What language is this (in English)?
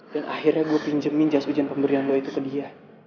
Indonesian